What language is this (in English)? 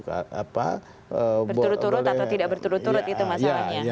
Indonesian